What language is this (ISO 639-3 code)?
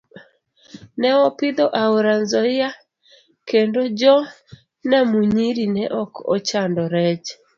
luo